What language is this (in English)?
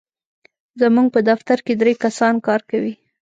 Pashto